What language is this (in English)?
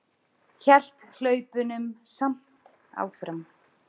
Icelandic